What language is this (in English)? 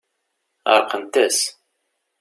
Kabyle